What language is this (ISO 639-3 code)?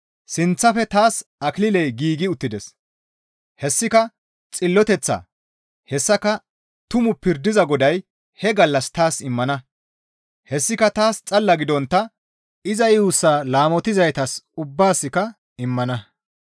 gmv